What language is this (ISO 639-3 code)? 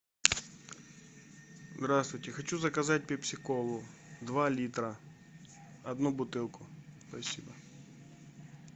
rus